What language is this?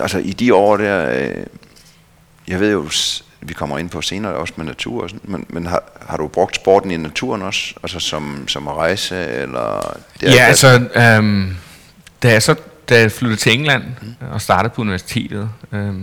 Danish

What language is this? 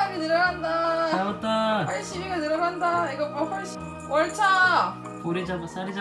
Korean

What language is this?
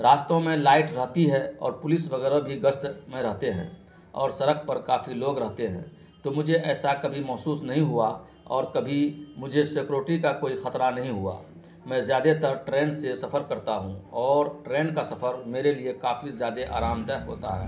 Urdu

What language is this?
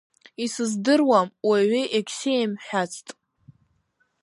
Abkhazian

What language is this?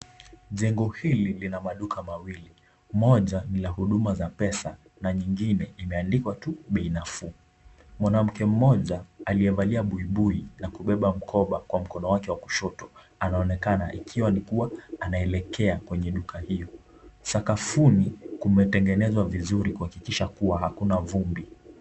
Swahili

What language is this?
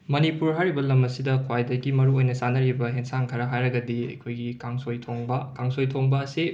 Manipuri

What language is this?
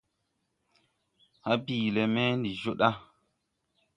Tupuri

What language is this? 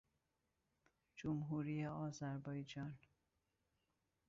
Persian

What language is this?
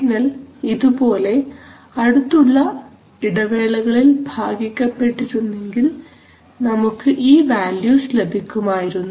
Malayalam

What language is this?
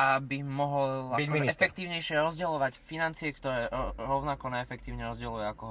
Slovak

